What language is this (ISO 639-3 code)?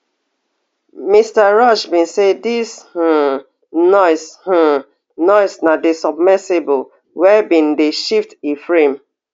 pcm